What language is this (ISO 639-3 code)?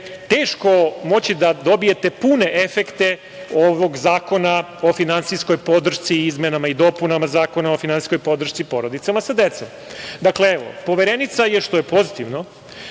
srp